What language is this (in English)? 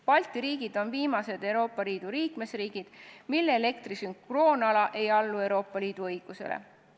Estonian